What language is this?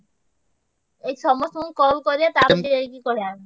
Odia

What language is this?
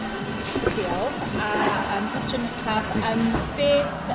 Welsh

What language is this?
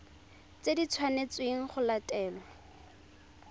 Tswana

